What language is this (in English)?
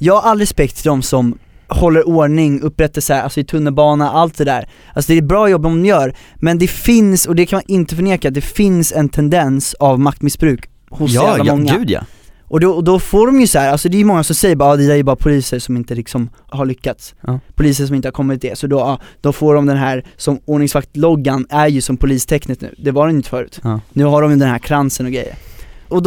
Swedish